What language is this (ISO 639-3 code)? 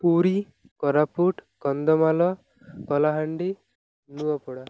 ori